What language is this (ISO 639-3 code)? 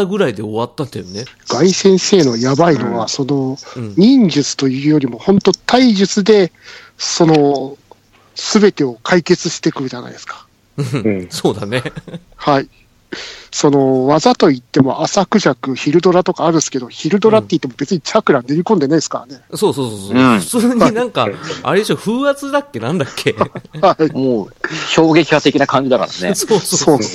jpn